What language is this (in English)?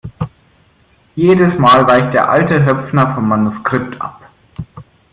German